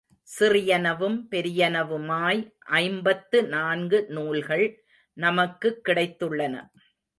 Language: Tamil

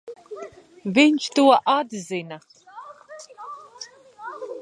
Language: Latvian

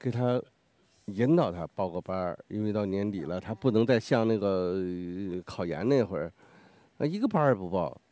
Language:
Chinese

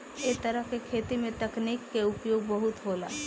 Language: Bhojpuri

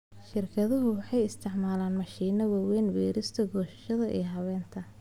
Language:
Somali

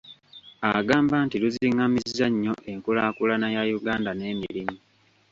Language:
Ganda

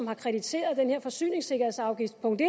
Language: Danish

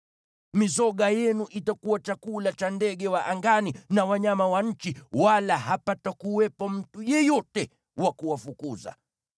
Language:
Swahili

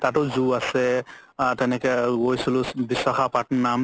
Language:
Assamese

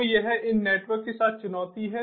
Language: Hindi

